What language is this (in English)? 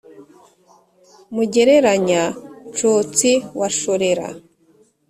Kinyarwanda